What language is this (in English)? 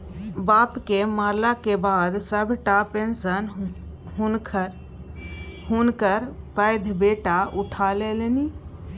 Maithili